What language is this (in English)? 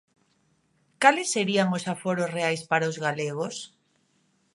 Galician